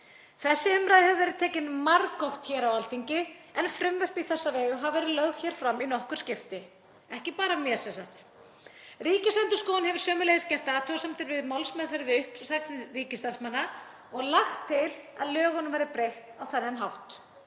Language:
Icelandic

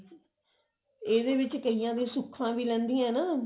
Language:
Punjabi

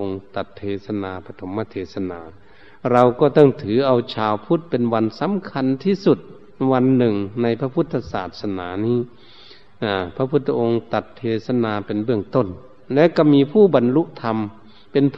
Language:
Thai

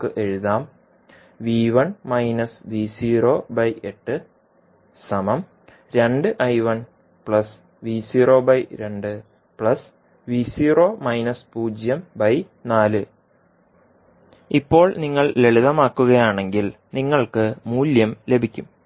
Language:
Malayalam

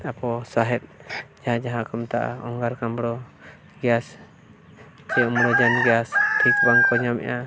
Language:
Santali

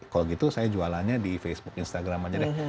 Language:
Indonesian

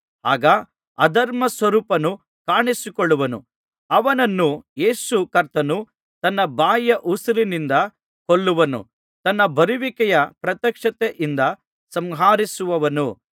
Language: Kannada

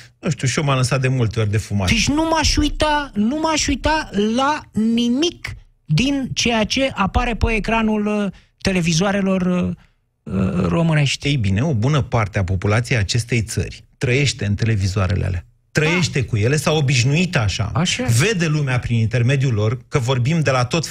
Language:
Romanian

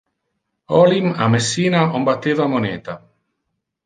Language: Interlingua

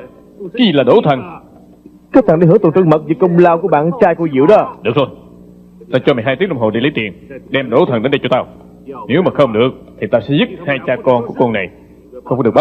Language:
Vietnamese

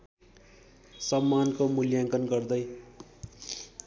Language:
Nepali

